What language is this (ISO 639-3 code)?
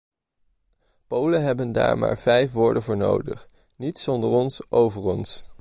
nld